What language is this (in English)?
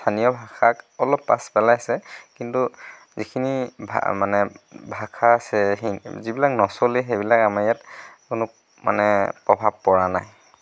Assamese